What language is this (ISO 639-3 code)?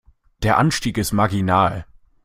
deu